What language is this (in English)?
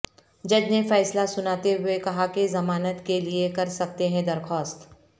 Urdu